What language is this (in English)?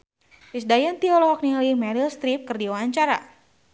Sundanese